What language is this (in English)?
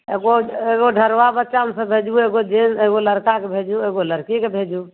Maithili